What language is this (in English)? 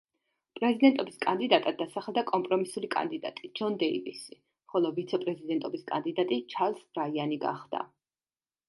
Georgian